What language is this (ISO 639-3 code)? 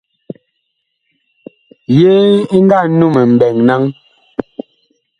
bkh